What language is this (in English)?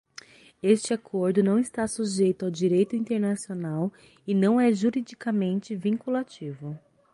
Portuguese